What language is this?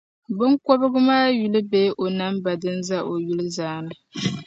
Dagbani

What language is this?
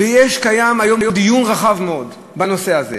Hebrew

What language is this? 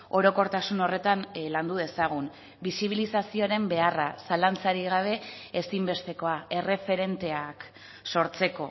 Basque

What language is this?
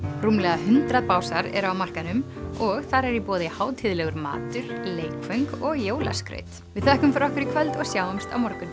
Icelandic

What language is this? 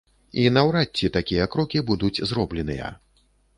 Belarusian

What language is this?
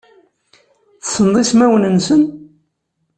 Kabyle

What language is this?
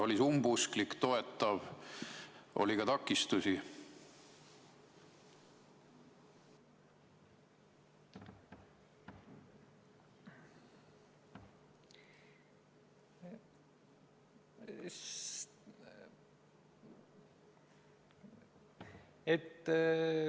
Estonian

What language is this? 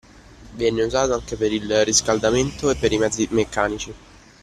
Italian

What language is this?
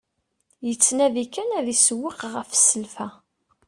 Kabyle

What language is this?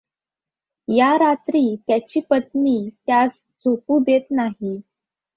Marathi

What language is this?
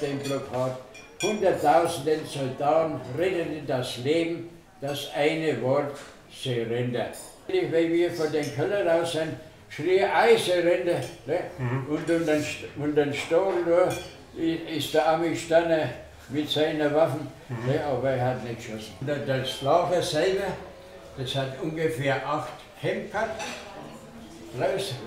German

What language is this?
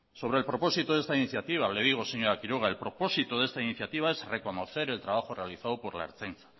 Spanish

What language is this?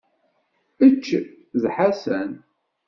Kabyle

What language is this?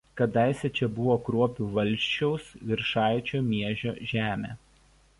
Lithuanian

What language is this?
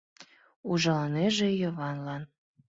Mari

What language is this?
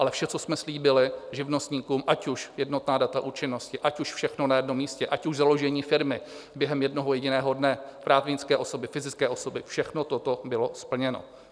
Czech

